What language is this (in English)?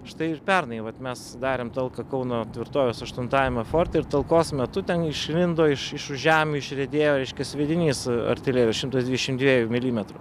Lithuanian